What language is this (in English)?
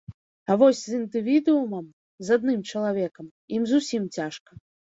Belarusian